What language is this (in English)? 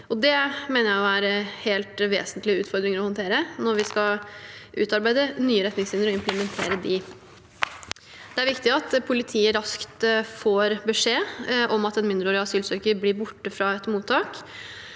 Norwegian